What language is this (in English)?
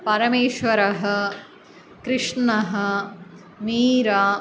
Sanskrit